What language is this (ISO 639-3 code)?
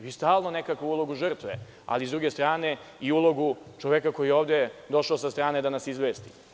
srp